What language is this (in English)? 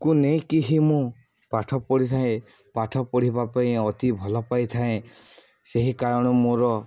Odia